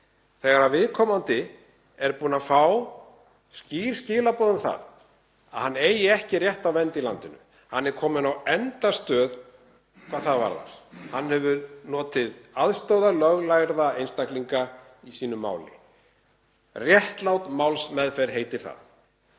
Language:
Icelandic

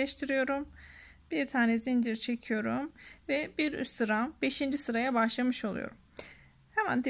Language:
Turkish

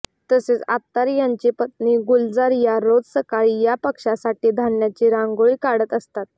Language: Marathi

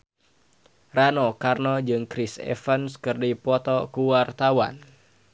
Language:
Sundanese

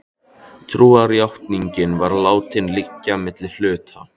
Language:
Icelandic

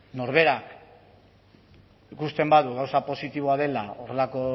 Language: Basque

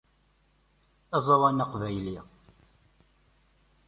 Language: Kabyle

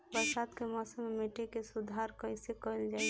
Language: Bhojpuri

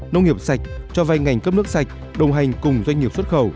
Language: Vietnamese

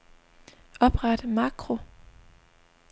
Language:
Danish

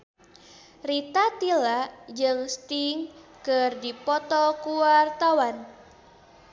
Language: Sundanese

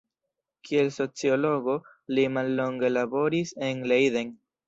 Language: Esperanto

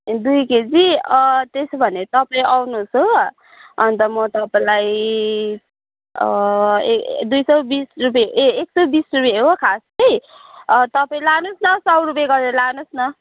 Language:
Nepali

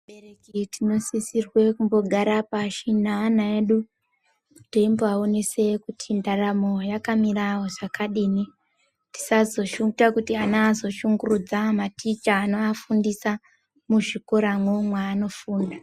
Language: Ndau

